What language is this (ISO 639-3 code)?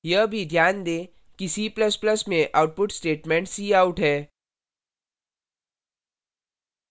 hin